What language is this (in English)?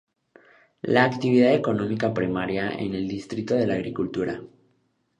Spanish